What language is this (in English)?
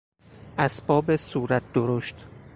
Persian